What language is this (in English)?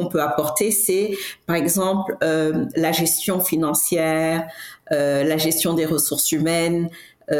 French